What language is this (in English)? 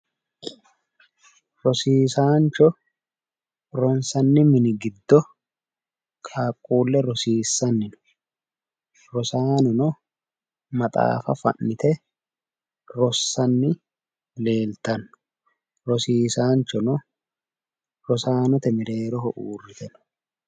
Sidamo